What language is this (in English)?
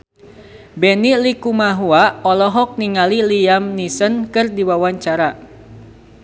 Sundanese